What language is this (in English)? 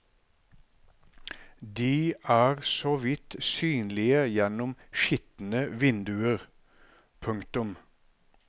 Norwegian